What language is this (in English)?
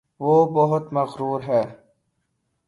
Urdu